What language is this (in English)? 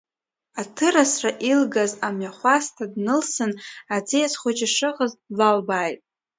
Abkhazian